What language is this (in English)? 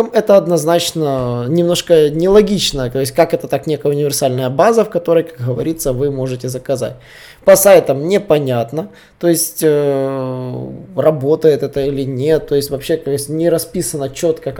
Russian